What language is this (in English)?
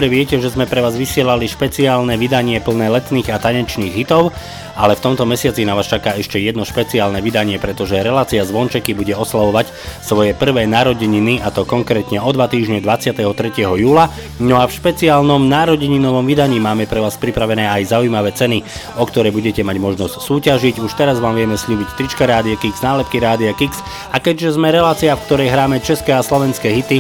Slovak